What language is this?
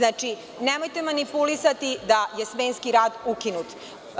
Serbian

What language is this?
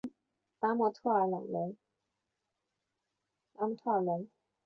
Chinese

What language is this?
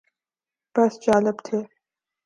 Urdu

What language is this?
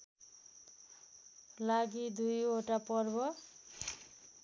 Nepali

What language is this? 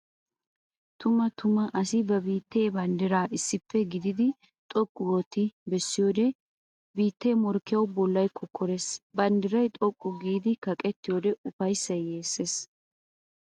Wolaytta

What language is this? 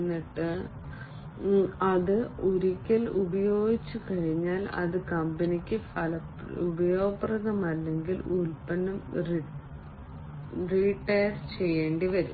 Malayalam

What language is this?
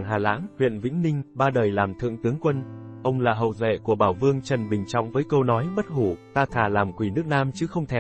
Vietnamese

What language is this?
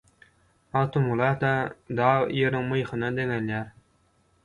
Turkmen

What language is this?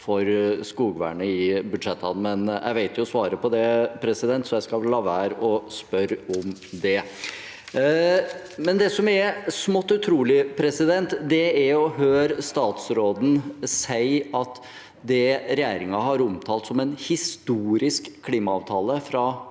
Norwegian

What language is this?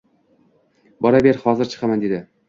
Uzbek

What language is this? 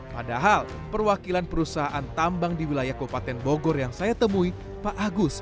Indonesian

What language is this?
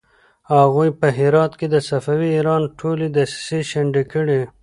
Pashto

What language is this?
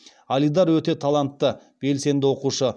Kazakh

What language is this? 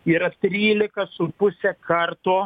Lithuanian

